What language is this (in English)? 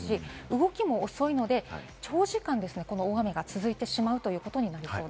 Japanese